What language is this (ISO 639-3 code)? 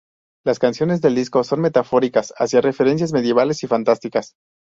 spa